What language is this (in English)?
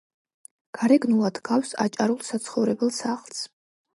Georgian